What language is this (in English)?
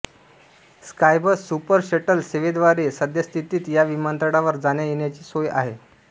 Marathi